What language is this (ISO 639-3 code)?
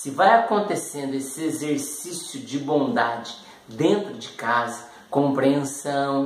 por